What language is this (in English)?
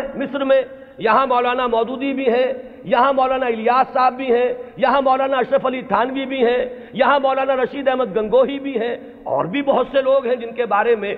Urdu